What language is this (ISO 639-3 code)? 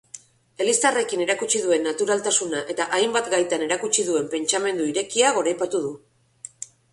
eus